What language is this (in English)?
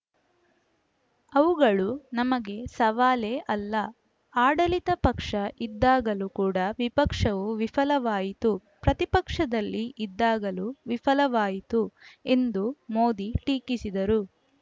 Kannada